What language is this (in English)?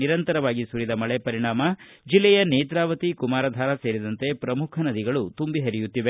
Kannada